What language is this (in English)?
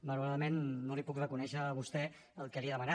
Catalan